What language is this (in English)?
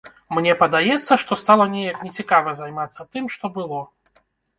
Belarusian